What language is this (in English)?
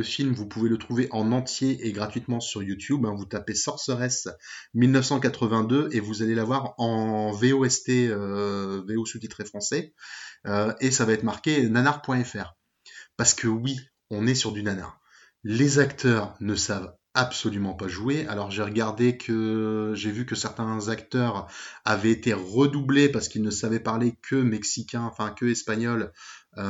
French